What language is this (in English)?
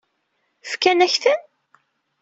Kabyle